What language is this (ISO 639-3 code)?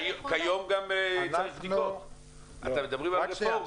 heb